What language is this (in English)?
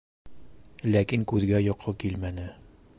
Bashkir